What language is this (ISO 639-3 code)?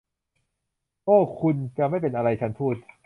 tha